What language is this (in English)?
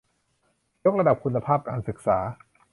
Thai